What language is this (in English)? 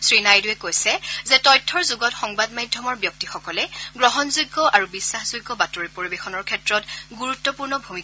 Assamese